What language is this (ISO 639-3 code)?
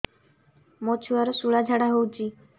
ori